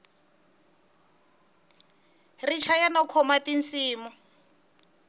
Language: Tsonga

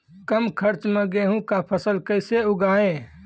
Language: Maithili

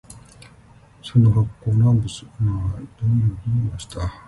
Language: Japanese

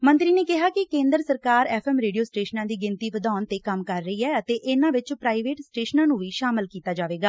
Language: Punjabi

